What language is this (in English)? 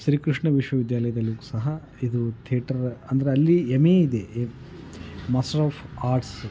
Kannada